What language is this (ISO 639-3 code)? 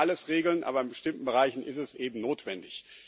deu